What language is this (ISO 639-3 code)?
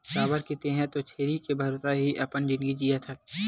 hne